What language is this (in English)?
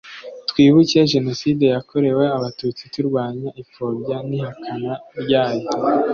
Kinyarwanda